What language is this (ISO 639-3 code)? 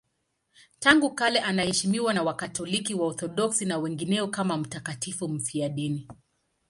swa